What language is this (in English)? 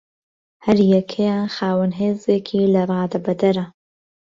Central Kurdish